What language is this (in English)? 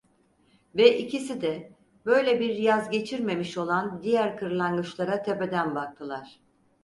Turkish